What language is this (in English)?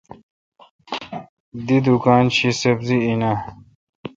Kalkoti